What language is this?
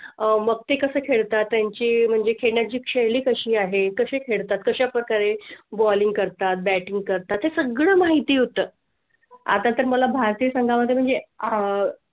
Marathi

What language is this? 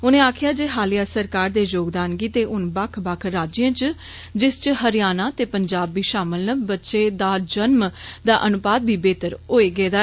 Dogri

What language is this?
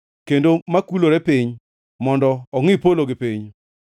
Luo (Kenya and Tanzania)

